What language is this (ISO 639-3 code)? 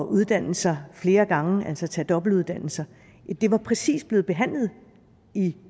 dan